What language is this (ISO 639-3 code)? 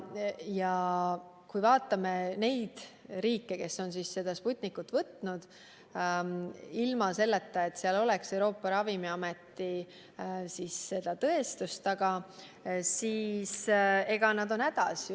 est